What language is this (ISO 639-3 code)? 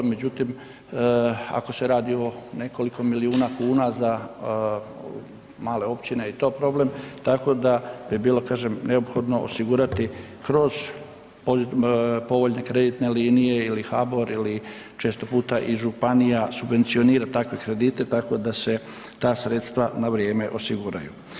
hrv